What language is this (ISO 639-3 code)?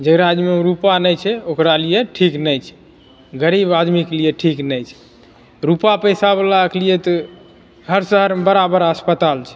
mai